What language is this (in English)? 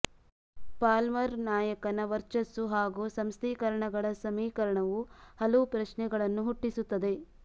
Kannada